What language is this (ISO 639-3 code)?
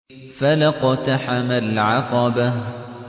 ara